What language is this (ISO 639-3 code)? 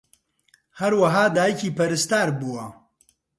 ckb